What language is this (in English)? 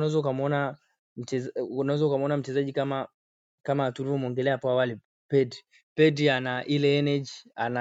Swahili